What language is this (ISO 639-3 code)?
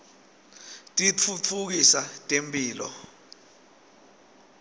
ssw